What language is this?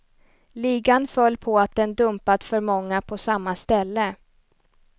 Swedish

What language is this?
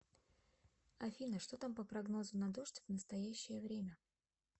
Russian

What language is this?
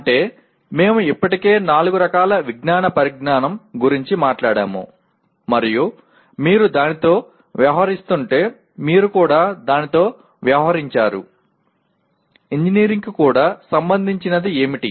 Telugu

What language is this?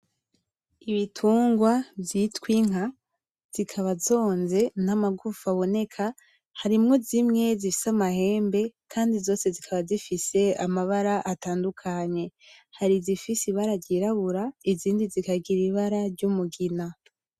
Rundi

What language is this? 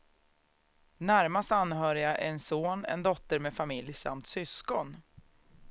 Swedish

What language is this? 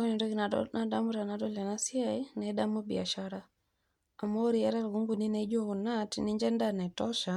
Masai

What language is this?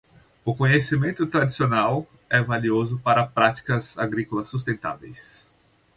Portuguese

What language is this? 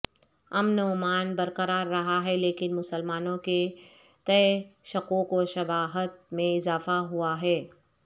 Urdu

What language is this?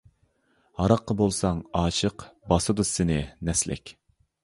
Uyghur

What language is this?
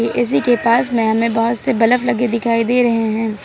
Hindi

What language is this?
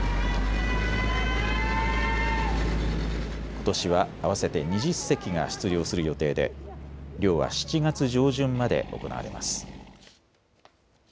Japanese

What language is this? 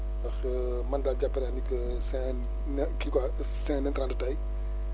Wolof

